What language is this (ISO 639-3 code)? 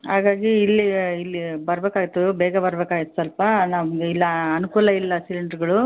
kan